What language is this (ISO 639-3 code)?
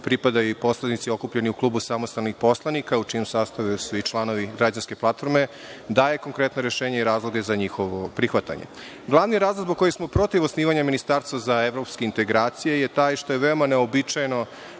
srp